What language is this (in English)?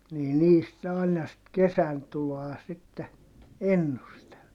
Finnish